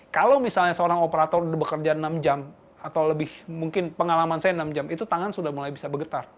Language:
Indonesian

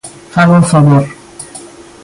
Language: Galician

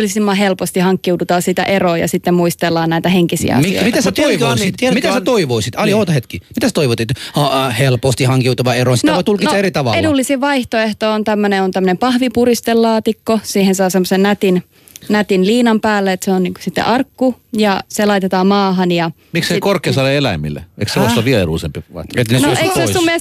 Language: Finnish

